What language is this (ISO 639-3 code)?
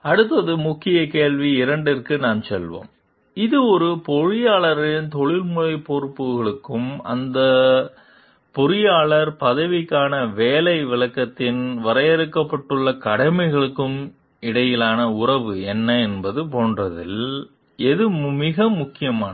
tam